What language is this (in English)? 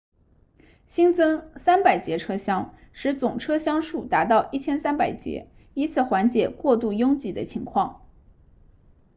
Chinese